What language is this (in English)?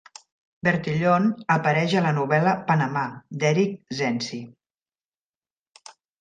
Catalan